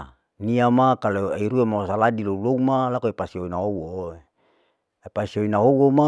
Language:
Larike-Wakasihu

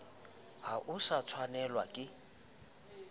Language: Southern Sotho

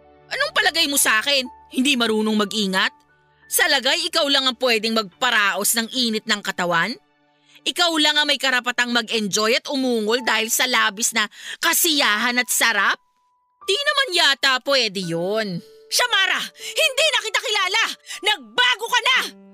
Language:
Filipino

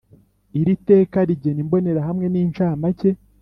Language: Kinyarwanda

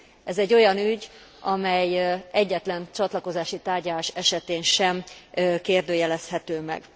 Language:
Hungarian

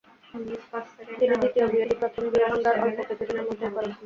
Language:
Bangla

